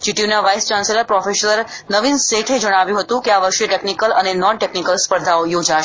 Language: Gujarati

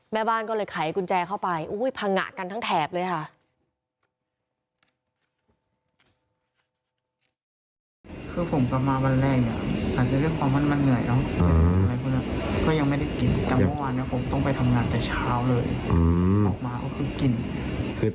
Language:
Thai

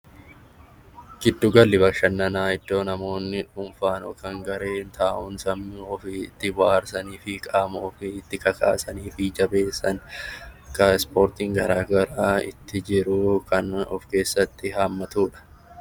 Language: Oromo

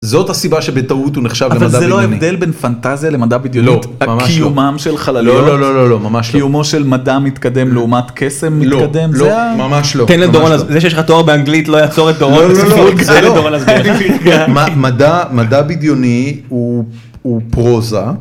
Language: Hebrew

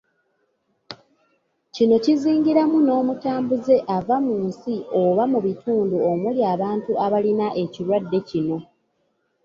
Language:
Ganda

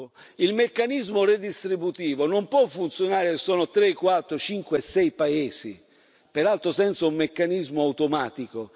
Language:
Italian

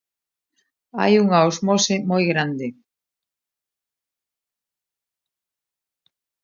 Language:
Galician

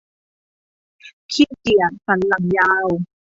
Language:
Thai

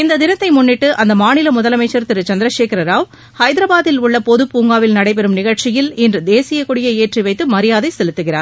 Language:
Tamil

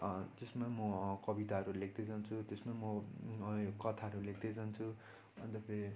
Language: Nepali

